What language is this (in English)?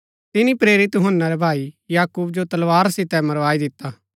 Gaddi